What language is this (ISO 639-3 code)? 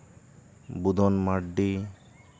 sat